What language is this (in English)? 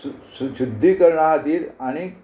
Konkani